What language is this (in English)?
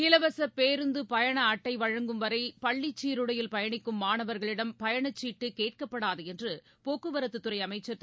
Tamil